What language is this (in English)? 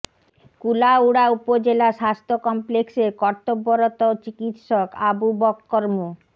Bangla